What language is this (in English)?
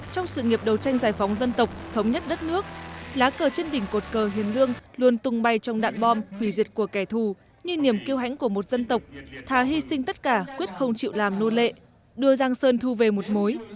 Vietnamese